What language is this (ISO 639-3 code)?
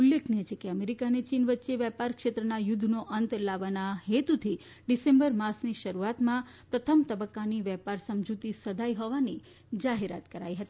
guj